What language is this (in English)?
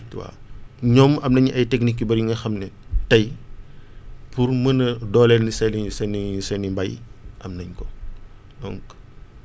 Wolof